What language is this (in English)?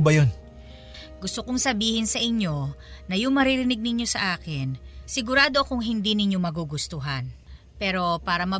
Filipino